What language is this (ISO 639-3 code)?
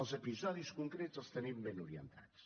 cat